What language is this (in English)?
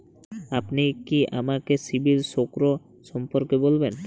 Bangla